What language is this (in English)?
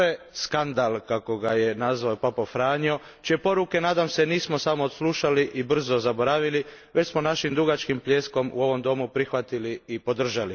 Croatian